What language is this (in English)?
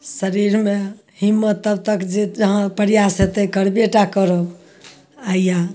Maithili